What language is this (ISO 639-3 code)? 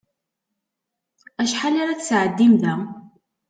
kab